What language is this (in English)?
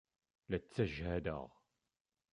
Kabyle